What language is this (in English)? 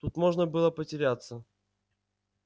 Russian